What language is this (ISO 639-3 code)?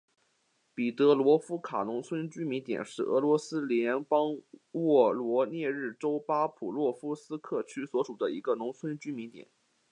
zho